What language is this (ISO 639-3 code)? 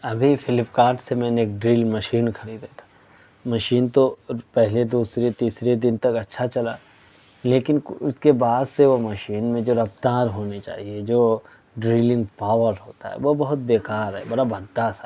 urd